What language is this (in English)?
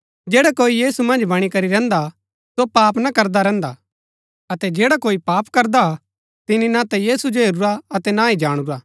Gaddi